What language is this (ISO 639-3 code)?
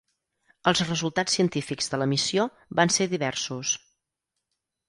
cat